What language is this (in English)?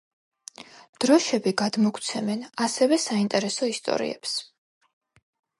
Georgian